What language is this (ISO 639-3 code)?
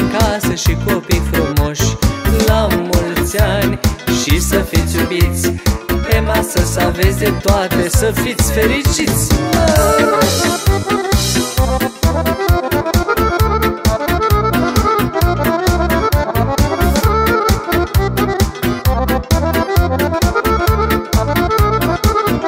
ron